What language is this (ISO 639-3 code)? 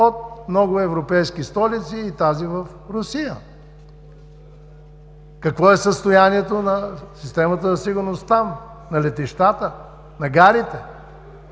bul